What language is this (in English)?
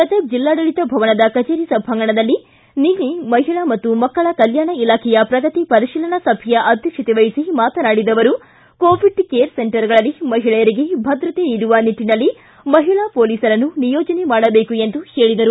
Kannada